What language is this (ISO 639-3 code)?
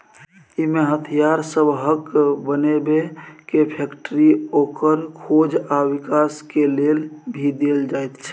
mai